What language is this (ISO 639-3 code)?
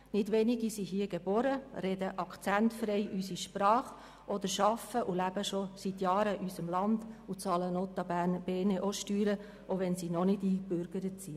gsw